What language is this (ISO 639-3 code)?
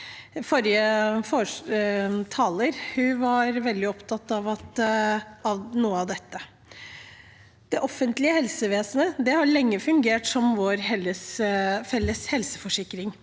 nor